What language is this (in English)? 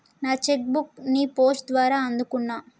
Telugu